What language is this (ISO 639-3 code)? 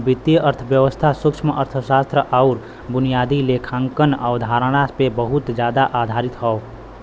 bho